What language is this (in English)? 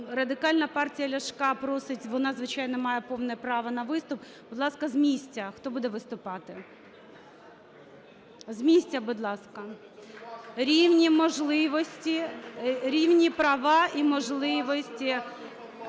Ukrainian